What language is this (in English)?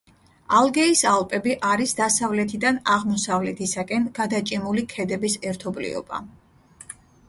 Georgian